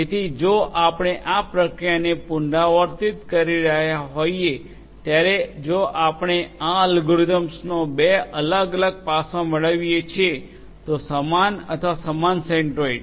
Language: Gujarati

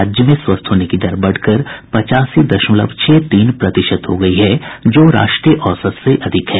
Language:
Hindi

